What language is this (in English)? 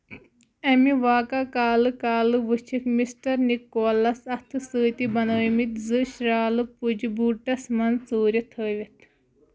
Kashmiri